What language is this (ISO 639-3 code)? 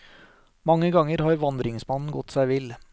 nor